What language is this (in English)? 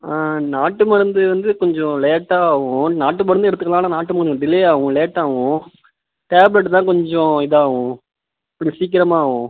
Tamil